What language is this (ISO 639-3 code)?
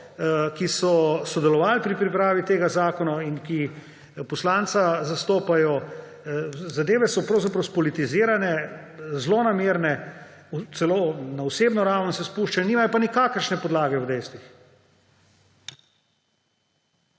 slv